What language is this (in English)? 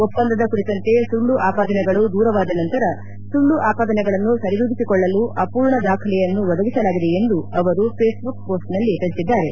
Kannada